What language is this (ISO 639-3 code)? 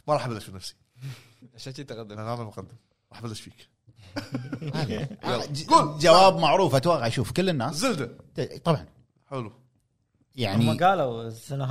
ara